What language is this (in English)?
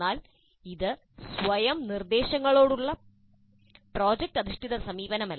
Malayalam